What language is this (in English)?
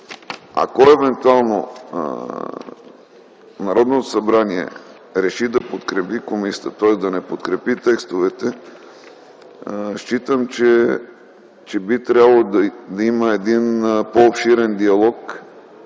Bulgarian